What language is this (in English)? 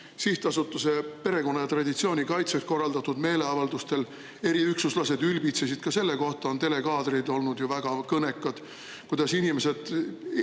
Estonian